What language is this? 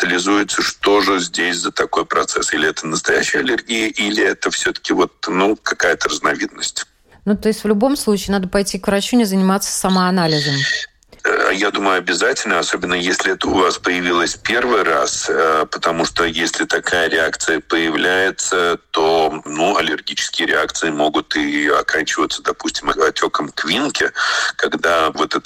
Russian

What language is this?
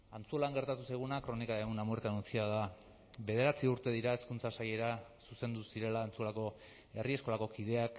Basque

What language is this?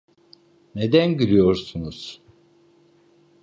Turkish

